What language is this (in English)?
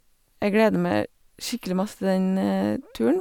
Norwegian